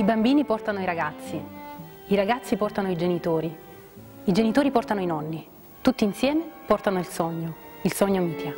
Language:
Italian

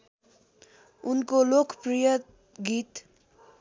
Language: Nepali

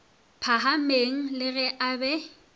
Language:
Northern Sotho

